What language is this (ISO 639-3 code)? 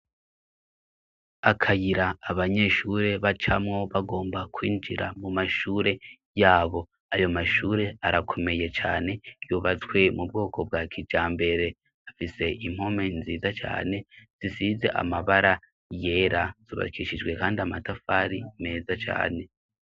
run